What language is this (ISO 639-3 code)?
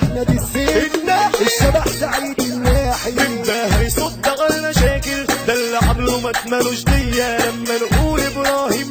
ara